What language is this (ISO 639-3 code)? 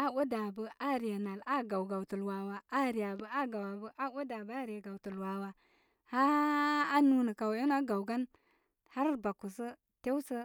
kmy